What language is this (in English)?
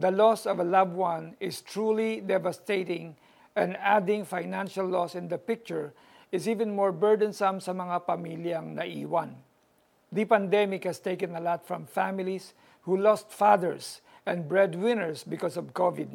Filipino